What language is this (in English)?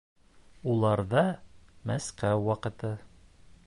Bashkir